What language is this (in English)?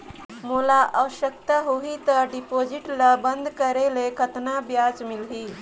Chhattisgarhi